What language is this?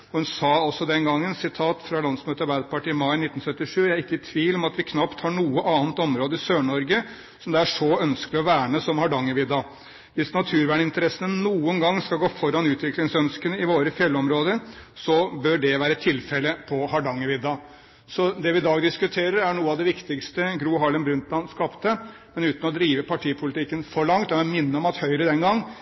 Norwegian Bokmål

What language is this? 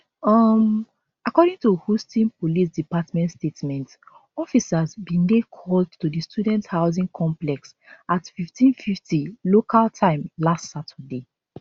Nigerian Pidgin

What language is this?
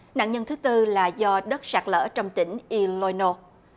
Vietnamese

